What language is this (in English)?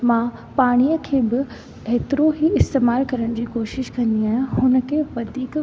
Sindhi